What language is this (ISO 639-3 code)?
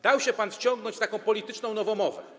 pol